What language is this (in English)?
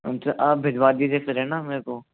Hindi